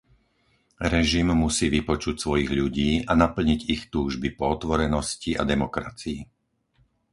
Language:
Slovak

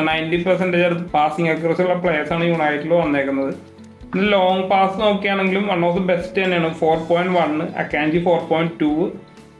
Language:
Malayalam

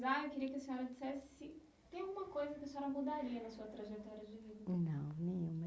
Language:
Portuguese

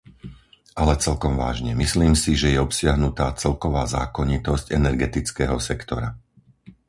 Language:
Slovak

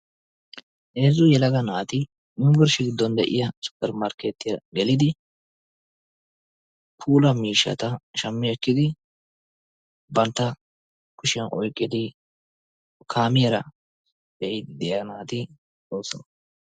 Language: Wolaytta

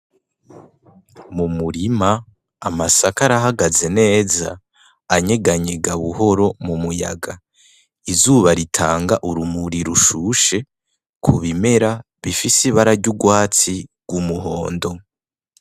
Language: Rundi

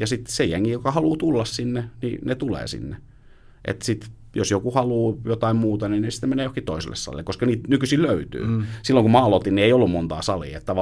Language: Finnish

